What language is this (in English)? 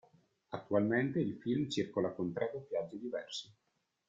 Italian